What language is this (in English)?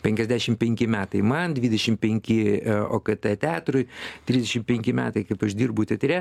Lithuanian